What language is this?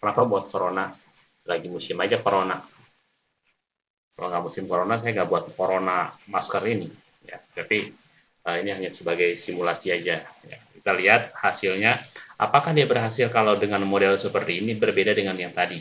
Indonesian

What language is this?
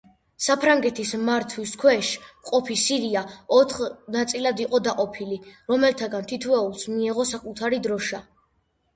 Georgian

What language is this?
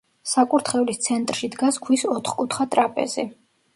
Georgian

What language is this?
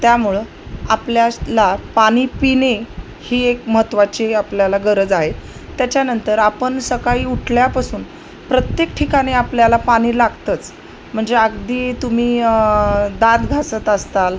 Marathi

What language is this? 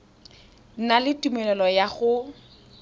Tswana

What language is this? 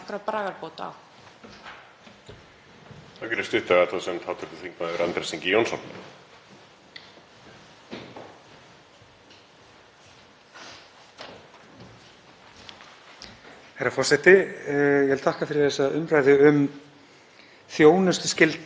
Icelandic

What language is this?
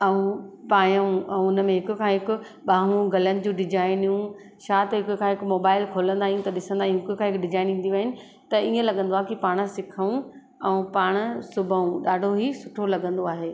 Sindhi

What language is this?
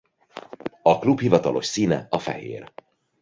Hungarian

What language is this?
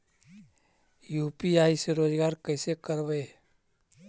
Magahi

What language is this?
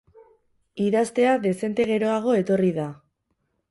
Basque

